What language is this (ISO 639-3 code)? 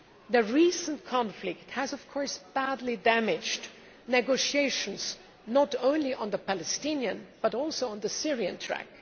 eng